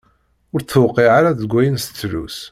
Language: Kabyle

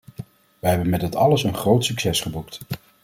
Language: Dutch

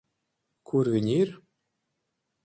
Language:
Latvian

